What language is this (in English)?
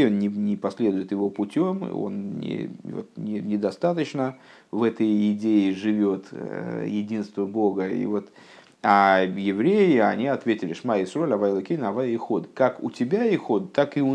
Russian